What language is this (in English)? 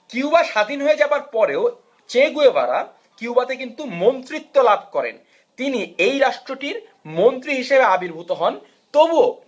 Bangla